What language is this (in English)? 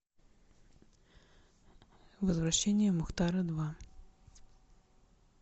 Russian